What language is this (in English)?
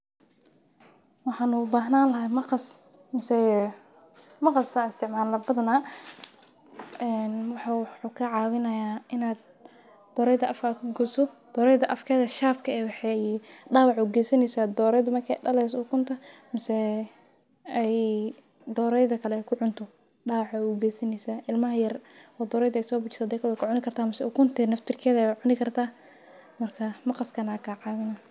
Somali